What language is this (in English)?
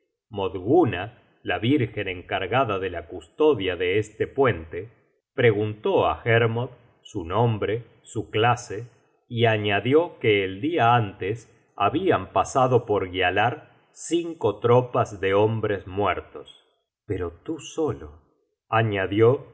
Spanish